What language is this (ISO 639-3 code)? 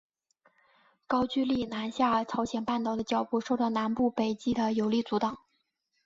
zho